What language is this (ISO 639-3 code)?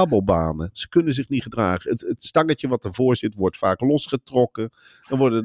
nld